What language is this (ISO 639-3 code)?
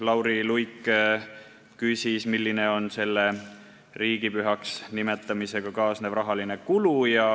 est